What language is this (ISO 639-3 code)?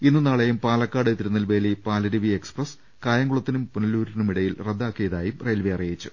mal